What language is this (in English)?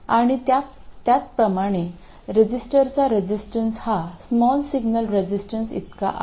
Marathi